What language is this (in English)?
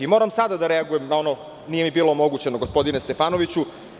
Serbian